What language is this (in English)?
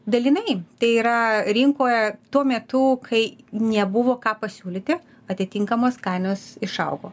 Lithuanian